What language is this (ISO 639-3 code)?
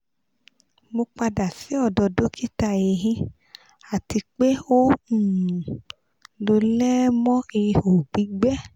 yor